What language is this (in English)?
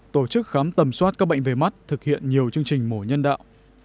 Vietnamese